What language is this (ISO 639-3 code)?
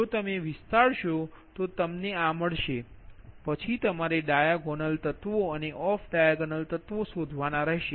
guj